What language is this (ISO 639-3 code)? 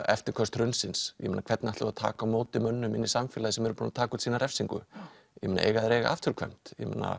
isl